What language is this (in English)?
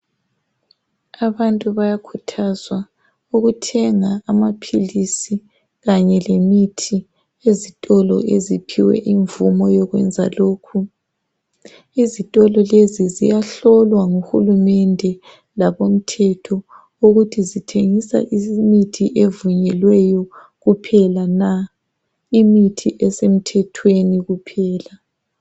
North Ndebele